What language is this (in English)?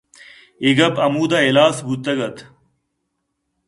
Eastern Balochi